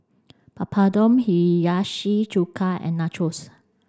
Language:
English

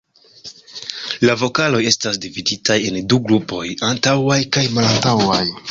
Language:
Esperanto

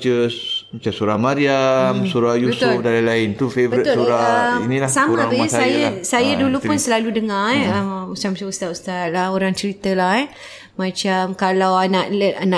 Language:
Malay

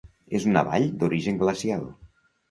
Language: Catalan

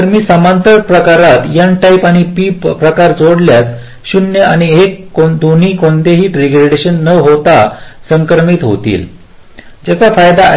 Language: Marathi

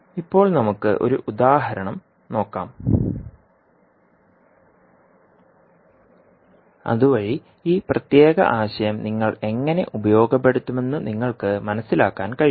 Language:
Malayalam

